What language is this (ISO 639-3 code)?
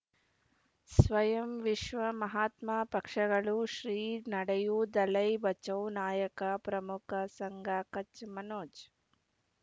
kan